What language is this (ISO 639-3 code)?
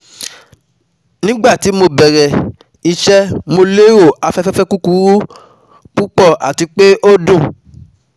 yor